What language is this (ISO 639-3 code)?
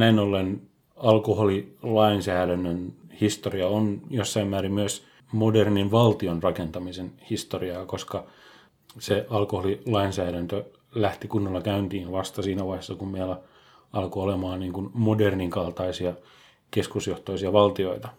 fin